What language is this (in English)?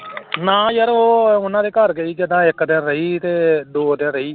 Punjabi